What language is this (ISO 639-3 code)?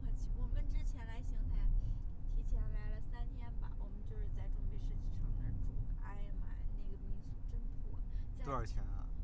zho